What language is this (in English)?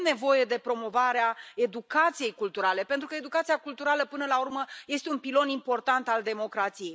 Romanian